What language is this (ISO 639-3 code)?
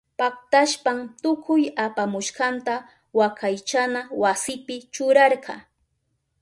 qup